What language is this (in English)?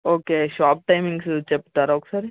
Telugu